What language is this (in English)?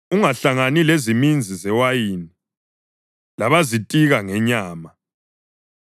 North Ndebele